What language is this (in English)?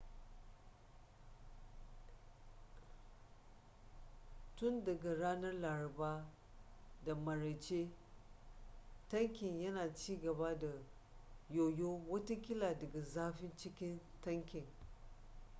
Hausa